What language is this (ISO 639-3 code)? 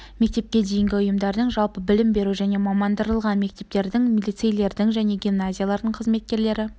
kaz